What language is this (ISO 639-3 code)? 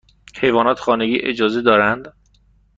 fas